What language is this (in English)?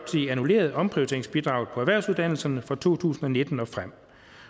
Danish